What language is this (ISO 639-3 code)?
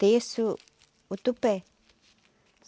por